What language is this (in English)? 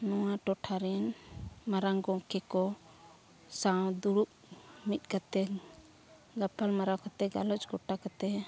Santali